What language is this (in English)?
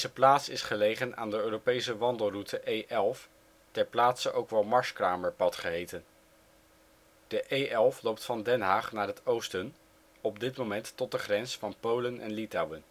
Dutch